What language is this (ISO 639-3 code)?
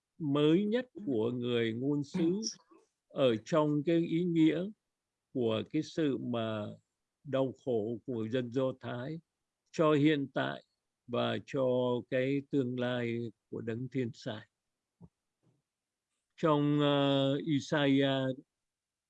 vie